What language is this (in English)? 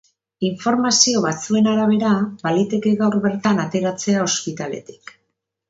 Basque